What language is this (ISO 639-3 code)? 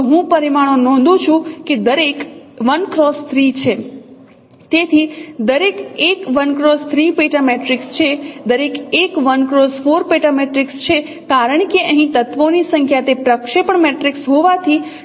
guj